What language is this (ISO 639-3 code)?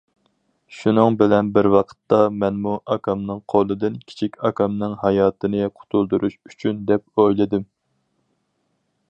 uig